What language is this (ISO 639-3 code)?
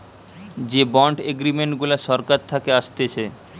ben